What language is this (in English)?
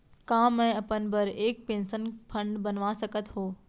Chhattisgarhi